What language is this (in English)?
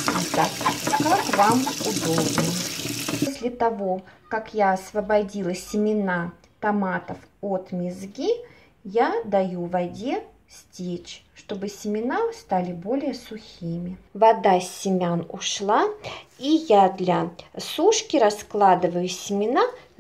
Russian